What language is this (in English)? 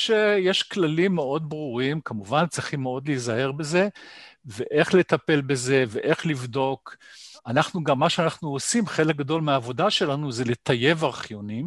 Hebrew